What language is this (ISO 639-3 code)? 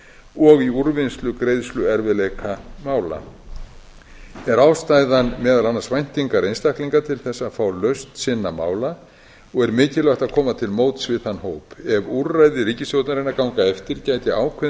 isl